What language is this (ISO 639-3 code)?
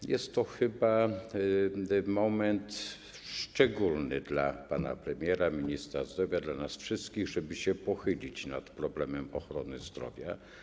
pol